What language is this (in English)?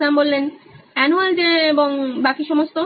Bangla